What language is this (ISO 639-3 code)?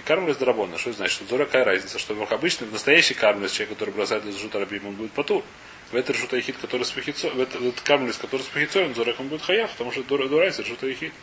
rus